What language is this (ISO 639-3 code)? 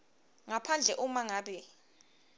ssw